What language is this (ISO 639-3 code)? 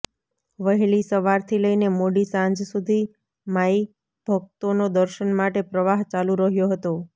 guj